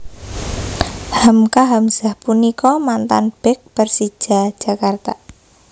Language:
Javanese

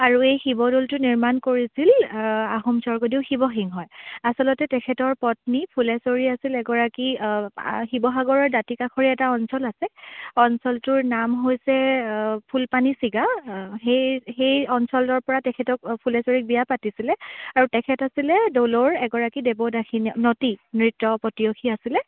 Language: Assamese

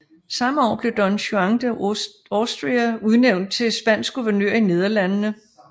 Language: Danish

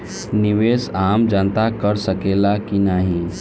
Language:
Bhojpuri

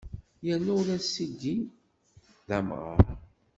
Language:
Kabyle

